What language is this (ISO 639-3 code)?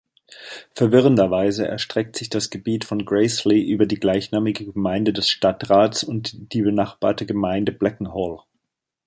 deu